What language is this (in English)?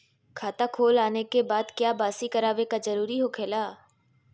Magahi